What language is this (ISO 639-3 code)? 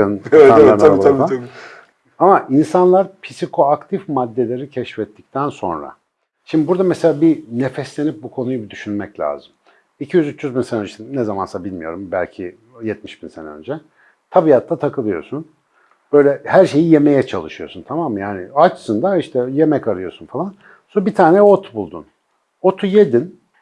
tur